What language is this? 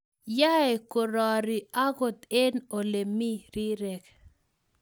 Kalenjin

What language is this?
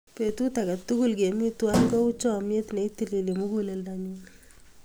Kalenjin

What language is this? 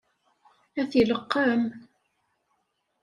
Kabyle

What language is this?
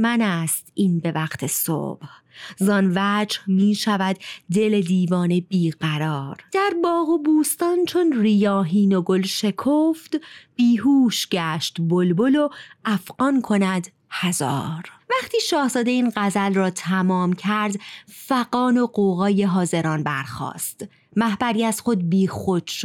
Persian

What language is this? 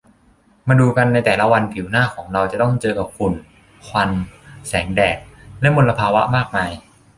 Thai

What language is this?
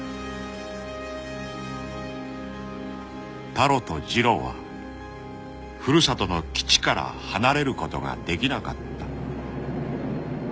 Japanese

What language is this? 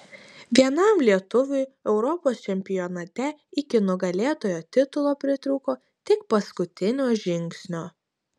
Lithuanian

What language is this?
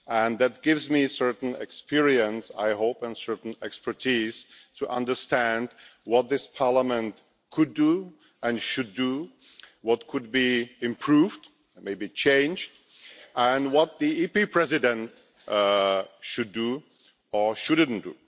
English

